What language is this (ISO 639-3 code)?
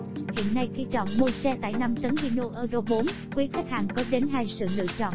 vie